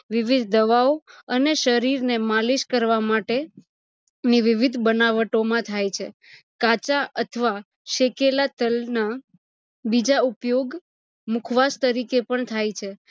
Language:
Gujarati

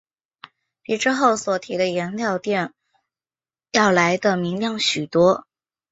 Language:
Chinese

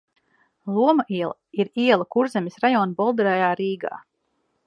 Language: Latvian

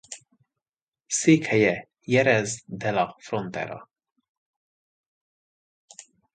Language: Hungarian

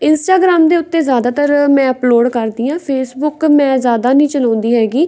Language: Punjabi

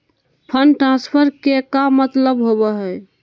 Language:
Magahi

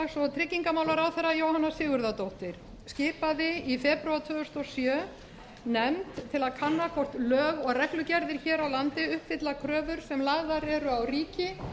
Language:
Icelandic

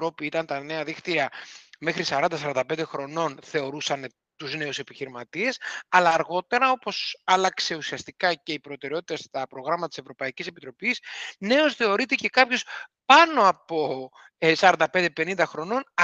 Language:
Greek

